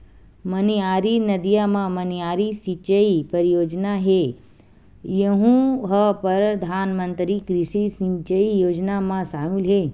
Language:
Chhattisgarhi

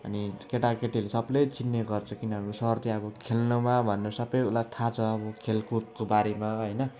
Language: Nepali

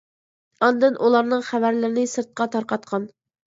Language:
Uyghur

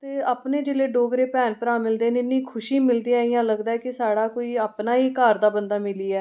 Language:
Dogri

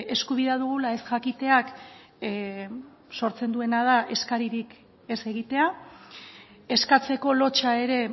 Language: Basque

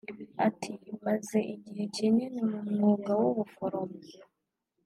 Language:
Kinyarwanda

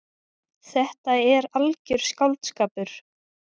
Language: Icelandic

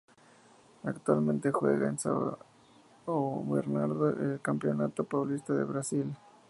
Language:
Spanish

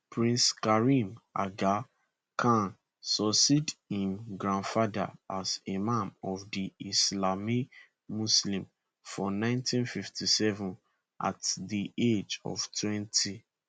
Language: Nigerian Pidgin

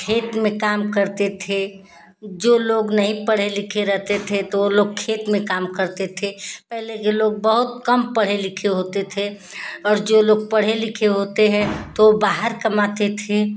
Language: Hindi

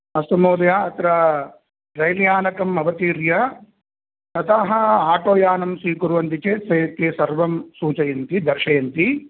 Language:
Sanskrit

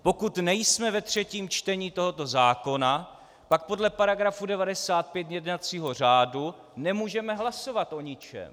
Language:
Czech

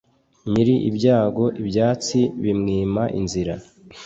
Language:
Kinyarwanda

